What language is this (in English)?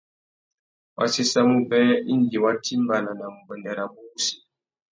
Tuki